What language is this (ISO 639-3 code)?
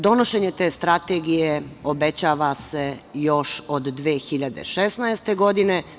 srp